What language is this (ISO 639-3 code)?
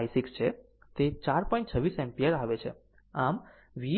guj